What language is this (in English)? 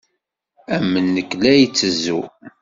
Kabyle